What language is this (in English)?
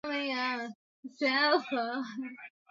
Swahili